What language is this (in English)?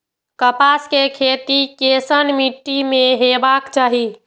Maithili